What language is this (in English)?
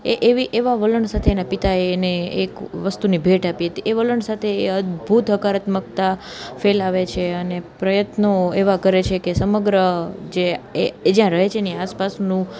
Gujarati